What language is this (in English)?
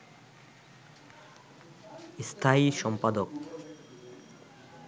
Bangla